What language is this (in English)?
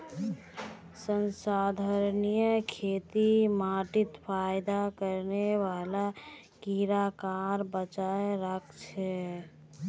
Magahi